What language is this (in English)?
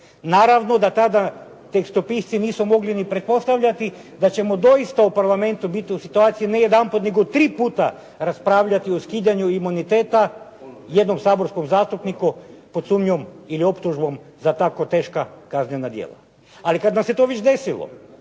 Croatian